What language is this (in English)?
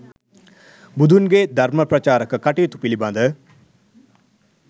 Sinhala